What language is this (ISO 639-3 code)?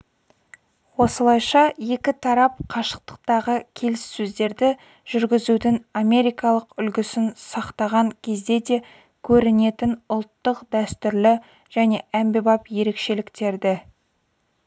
kaz